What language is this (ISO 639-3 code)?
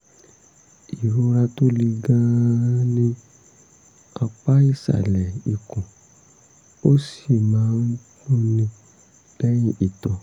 yor